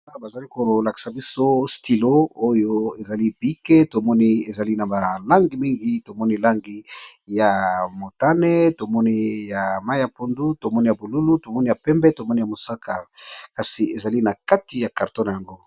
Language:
Lingala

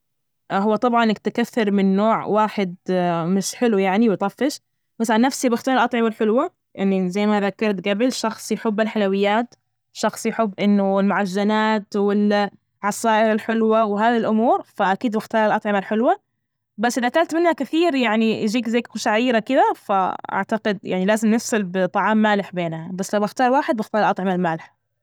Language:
Najdi Arabic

